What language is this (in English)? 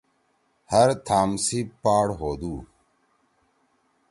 Torwali